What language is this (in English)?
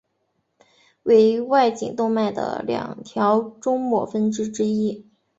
Chinese